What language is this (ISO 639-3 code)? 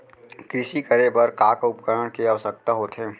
hne